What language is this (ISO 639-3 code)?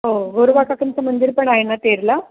mar